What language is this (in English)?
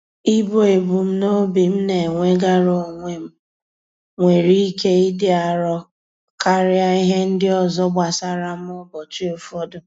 Igbo